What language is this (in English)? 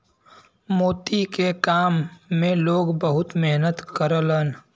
Bhojpuri